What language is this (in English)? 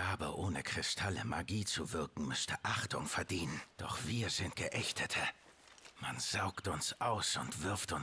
German